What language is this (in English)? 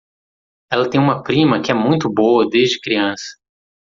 Portuguese